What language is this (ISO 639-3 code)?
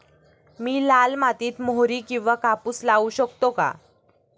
mar